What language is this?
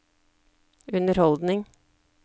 Norwegian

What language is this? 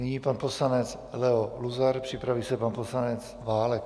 Czech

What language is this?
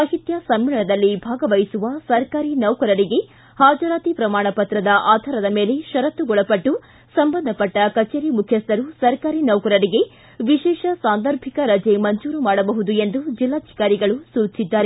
Kannada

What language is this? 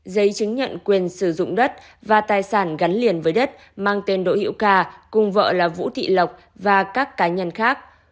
Vietnamese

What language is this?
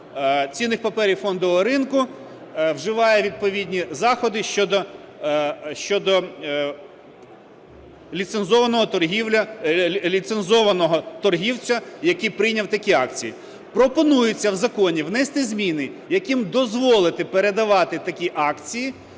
Ukrainian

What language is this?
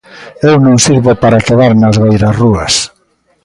Galician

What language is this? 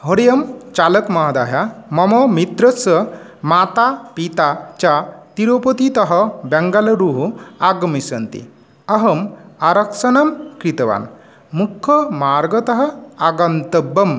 Sanskrit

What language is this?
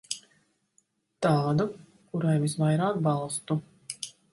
Latvian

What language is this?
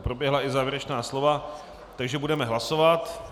Czech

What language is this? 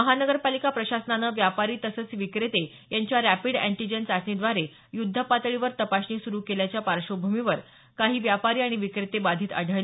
Marathi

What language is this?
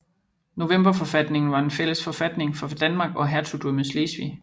Danish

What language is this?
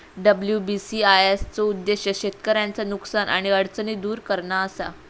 Marathi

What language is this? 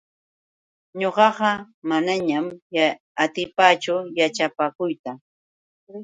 Yauyos Quechua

